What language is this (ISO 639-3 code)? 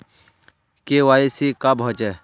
mag